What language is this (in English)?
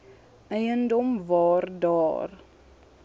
Afrikaans